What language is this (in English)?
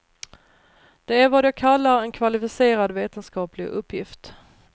Swedish